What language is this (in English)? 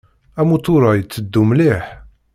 Kabyle